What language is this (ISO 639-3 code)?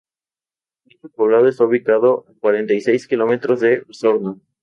spa